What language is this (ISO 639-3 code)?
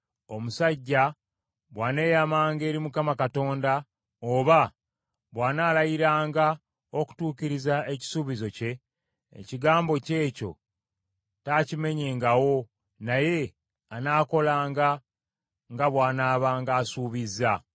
lug